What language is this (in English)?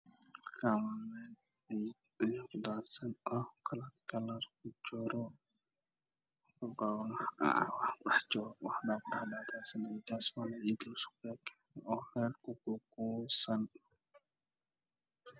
Somali